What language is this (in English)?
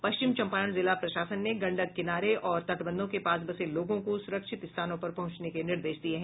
Hindi